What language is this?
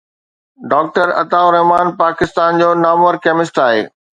Sindhi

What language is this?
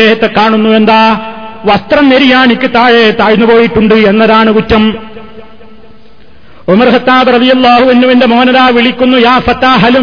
Malayalam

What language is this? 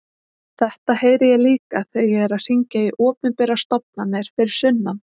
Icelandic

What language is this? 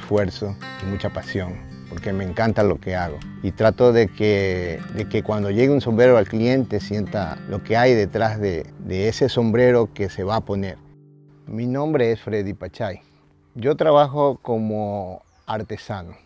Spanish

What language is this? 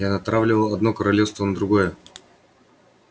Russian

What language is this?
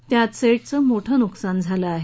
Marathi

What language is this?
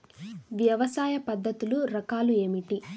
Telugu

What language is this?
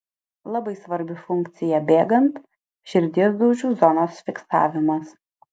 Lithuanian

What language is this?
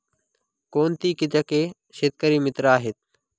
Marathi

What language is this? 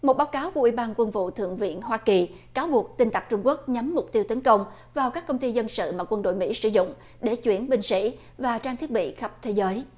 Vietnamese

